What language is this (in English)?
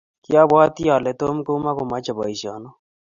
Kalenjin